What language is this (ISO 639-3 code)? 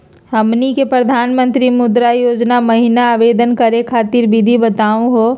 mag